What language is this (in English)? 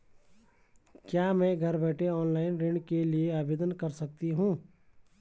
Hindi